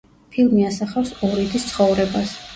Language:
Georgian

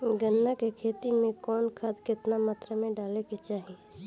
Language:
Bhojpuri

